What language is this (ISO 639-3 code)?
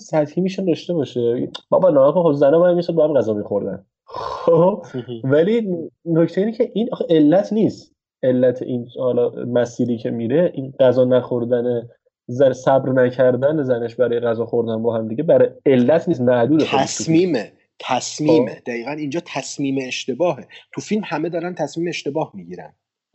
fas